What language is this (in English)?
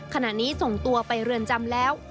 Thai